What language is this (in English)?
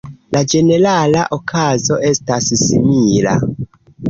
Esperanto